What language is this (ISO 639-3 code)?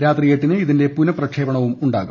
mal